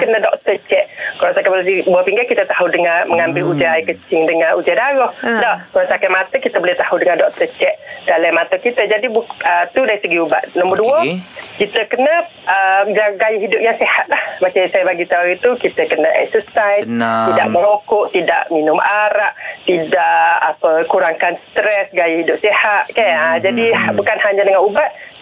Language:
Malay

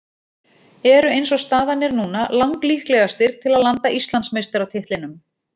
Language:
Icelandic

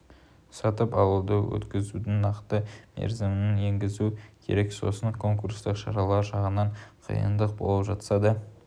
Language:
Kazakh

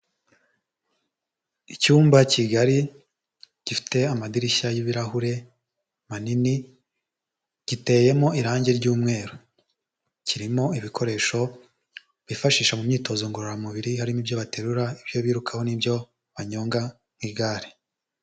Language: Kinyarwanda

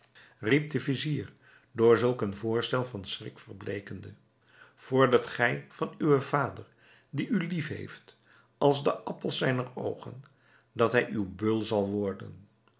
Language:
Dutch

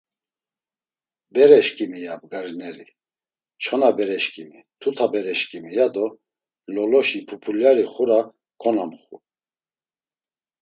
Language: Laz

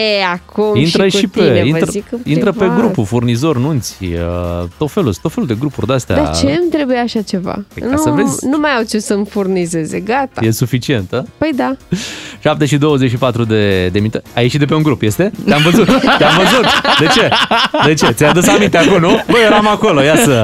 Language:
Romanian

